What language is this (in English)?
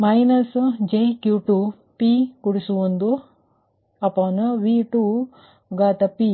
Kannada